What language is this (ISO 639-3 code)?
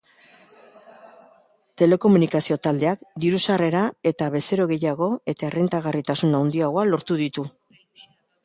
eus